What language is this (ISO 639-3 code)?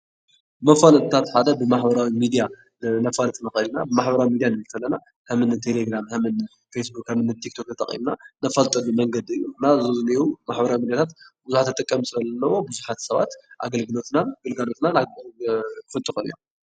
tir